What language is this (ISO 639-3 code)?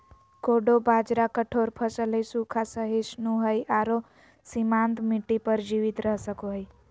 mag